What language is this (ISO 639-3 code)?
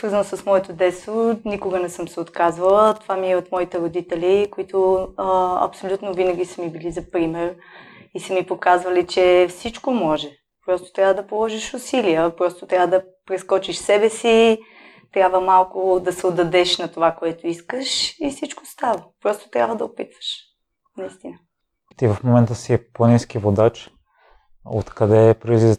bul